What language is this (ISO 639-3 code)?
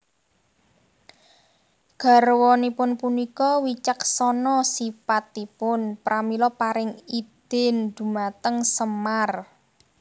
jav